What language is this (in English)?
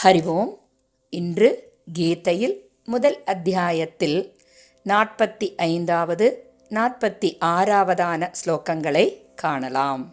Tamil